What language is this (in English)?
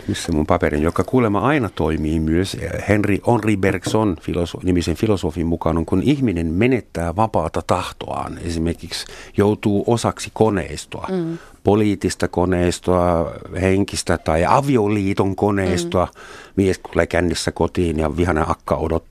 Finnish